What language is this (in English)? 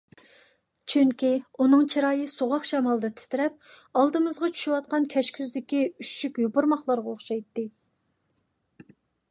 Uyghur